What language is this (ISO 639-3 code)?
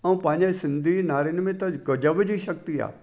snd